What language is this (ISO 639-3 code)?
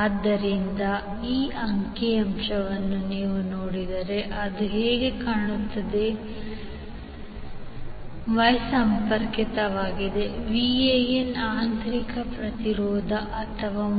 kan